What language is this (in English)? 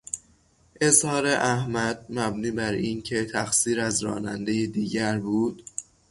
Persian